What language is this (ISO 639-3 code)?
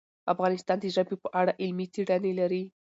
pus